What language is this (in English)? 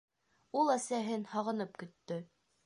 Bashkir